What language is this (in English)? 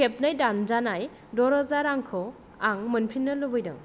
Bodo